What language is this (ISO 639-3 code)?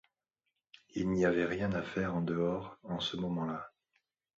fra